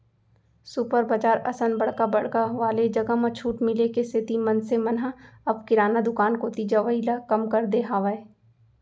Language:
Chhattisgarhi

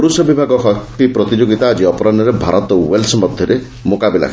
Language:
Odia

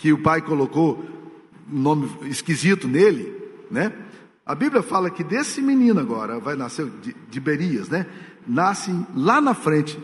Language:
Portuguese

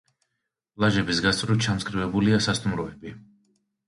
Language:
Georgian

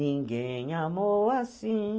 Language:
Portuguese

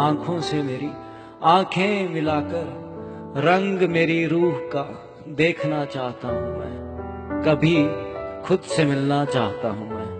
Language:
Hindi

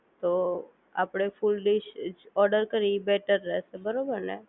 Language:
Gujarati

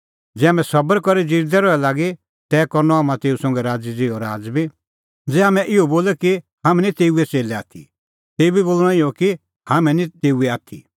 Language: Kullu Pahari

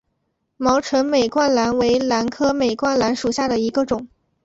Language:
Chinese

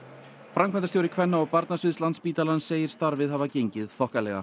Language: Icelandic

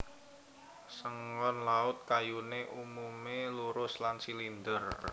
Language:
Javanese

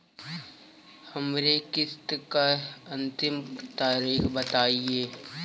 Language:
Bhojpuri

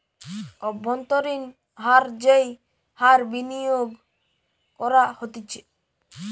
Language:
Bangla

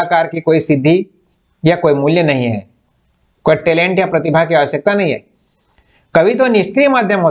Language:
Hindi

